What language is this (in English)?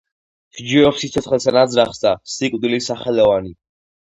Georgian